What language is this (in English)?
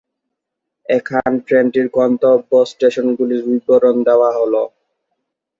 Bangla